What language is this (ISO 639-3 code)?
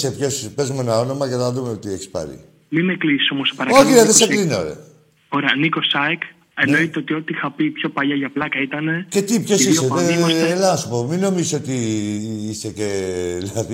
ell